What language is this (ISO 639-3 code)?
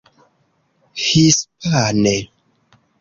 epo